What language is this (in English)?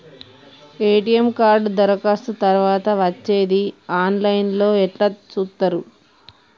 Telugu